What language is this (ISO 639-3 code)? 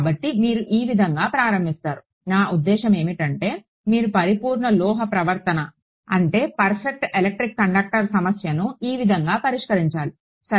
tel